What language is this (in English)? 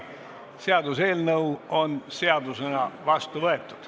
Estonian